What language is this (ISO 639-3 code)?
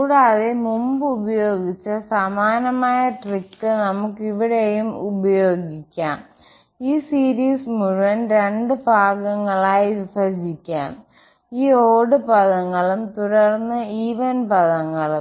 mal